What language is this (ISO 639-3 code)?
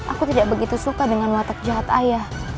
ind